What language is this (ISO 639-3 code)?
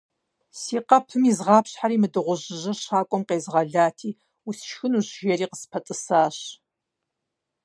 kbd